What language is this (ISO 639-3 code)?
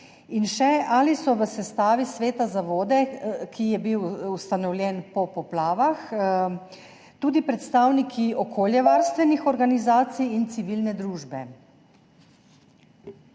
slv